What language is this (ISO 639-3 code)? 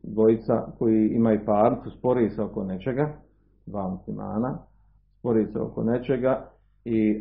hrv